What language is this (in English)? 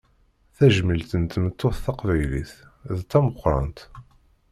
Kabyle